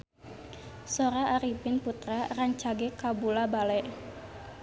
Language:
Sundanese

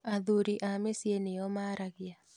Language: Kikuyu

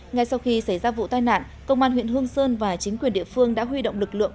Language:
Vietnamese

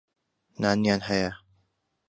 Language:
Central Kurdish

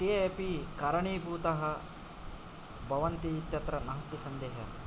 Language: Sanskrit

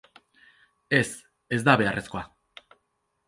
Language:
Basque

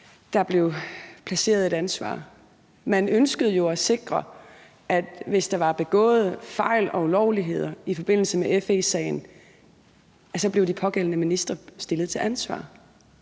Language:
Danish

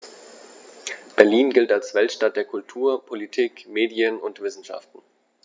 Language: German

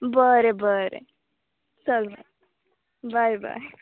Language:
Konkani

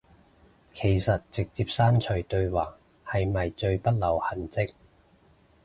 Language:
Cantonese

